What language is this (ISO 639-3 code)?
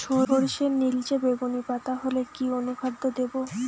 ben